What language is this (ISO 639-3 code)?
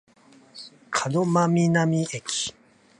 jpn